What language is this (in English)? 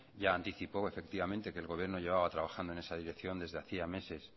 Spanish